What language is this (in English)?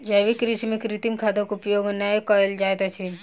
Maithili